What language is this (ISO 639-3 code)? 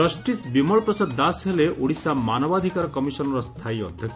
ori